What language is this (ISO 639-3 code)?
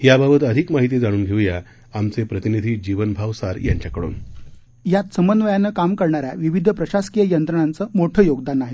mar